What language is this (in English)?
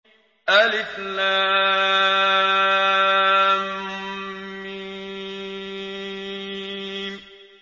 Arabic